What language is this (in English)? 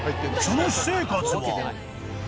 Japanese